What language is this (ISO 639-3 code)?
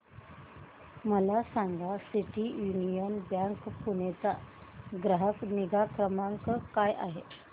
mar